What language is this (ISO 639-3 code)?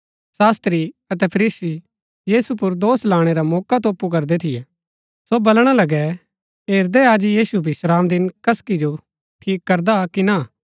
gbk